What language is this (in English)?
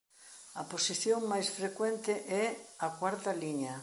Galician